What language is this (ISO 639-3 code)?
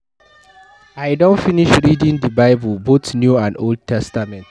pcm